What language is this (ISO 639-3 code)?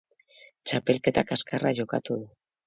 eus